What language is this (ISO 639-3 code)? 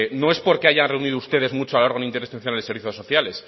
spa